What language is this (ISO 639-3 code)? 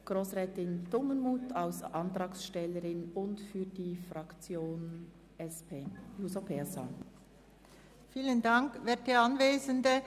gsw